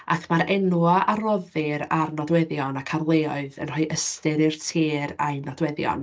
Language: Welsh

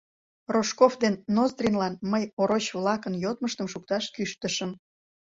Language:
Mari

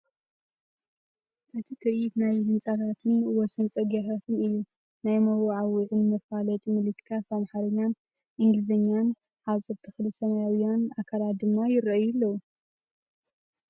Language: Tigrinya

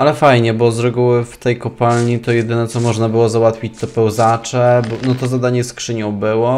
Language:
Polish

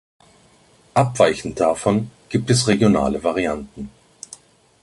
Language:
German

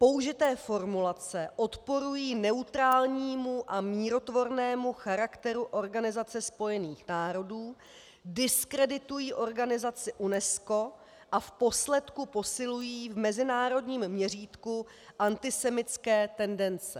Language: Czech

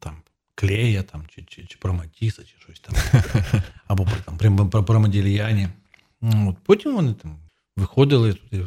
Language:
Ukrainian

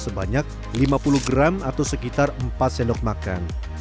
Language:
Indonesian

